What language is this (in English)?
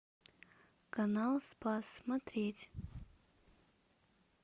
Russian